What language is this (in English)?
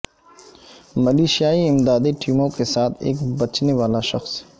Urdu